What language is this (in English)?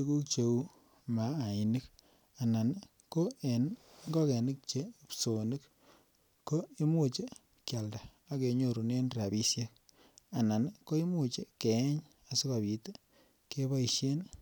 Kalenjin